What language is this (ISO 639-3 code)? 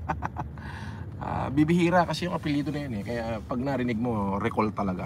fil